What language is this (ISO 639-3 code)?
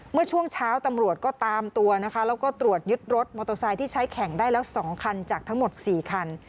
tha